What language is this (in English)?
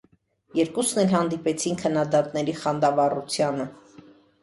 Armenian